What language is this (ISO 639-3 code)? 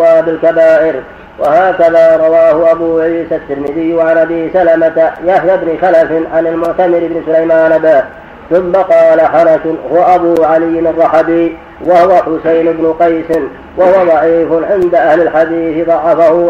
ara